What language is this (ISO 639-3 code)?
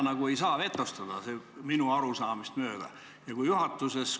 est